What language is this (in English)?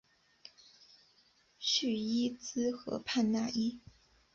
Chinese